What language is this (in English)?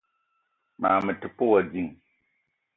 Eton (Cameroon)